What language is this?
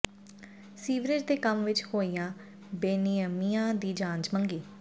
Punjabi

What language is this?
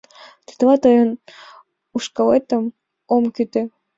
Mari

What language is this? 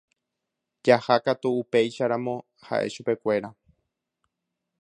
Guarani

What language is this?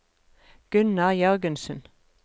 Norwegian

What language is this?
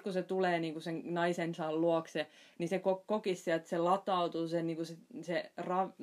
Finnish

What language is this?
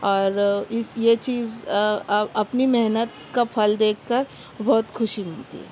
Urdu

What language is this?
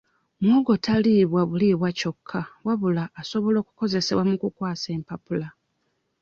Ganda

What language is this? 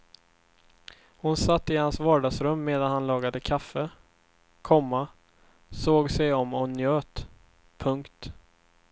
Swedish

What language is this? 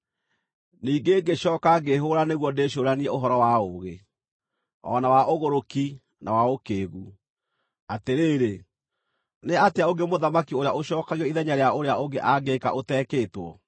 Kikuyu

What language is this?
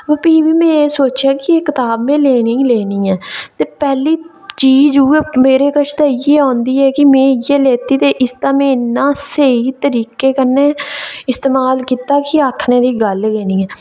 Dogri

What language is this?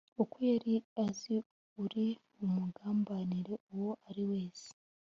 Kinyarwanda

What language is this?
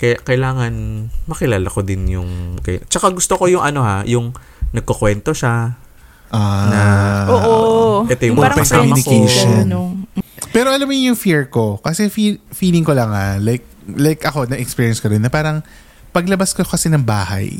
Filipino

